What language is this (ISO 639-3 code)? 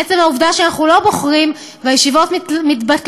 heb